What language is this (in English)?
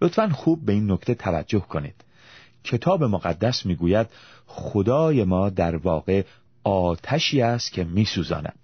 Persian